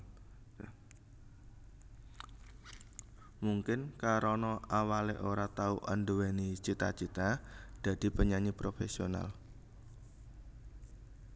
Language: Javanese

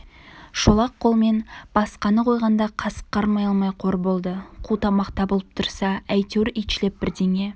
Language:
Kazakh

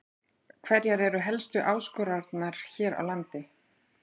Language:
Icelandic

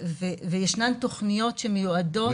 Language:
Hebrew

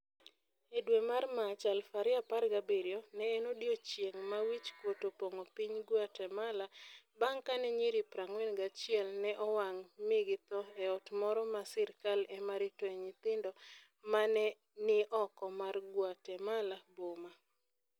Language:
Luo (Kenya and Tanzania)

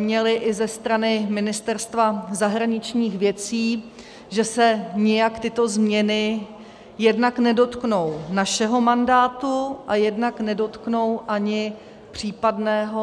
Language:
Czech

